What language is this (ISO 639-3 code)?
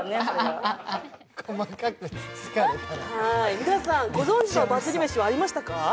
jpn